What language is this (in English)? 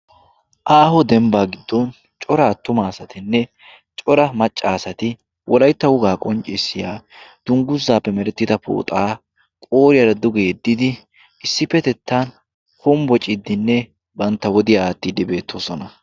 Wolaytta